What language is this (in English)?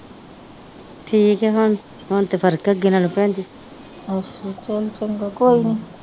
Punjabi